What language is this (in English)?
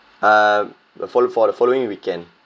English